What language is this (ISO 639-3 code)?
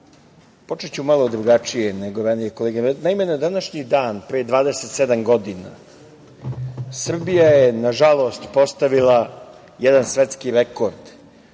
srp